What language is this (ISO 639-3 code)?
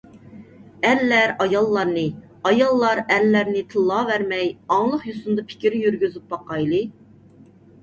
uig